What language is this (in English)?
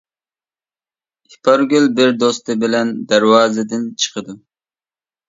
Uyghur